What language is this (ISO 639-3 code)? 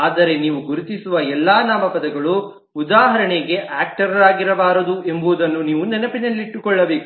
kan